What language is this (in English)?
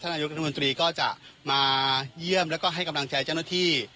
Thai